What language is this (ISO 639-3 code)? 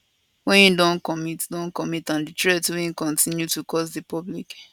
pcm